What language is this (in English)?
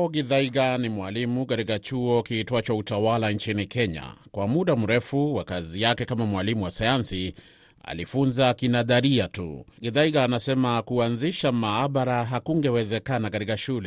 Swahili